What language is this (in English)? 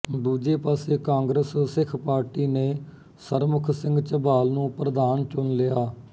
Punjabi